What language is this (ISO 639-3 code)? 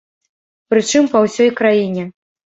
bel